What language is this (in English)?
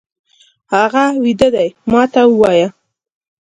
Pashto